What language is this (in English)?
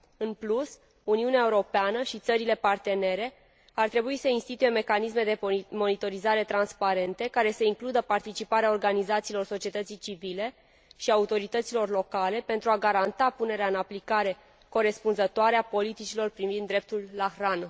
Romanian